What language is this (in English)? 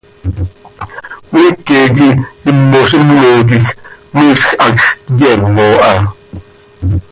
Seri